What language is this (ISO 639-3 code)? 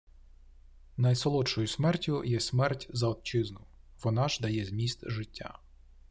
ukr